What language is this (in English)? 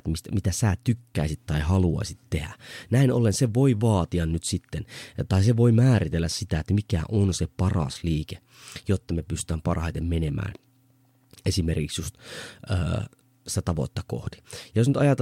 Finnish